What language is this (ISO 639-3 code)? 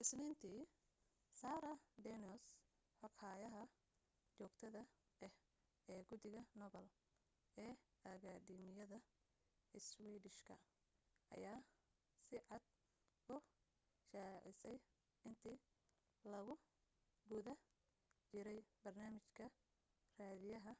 som